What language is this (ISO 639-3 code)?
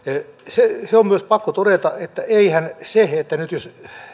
fin